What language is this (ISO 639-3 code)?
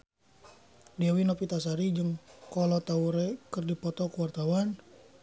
sun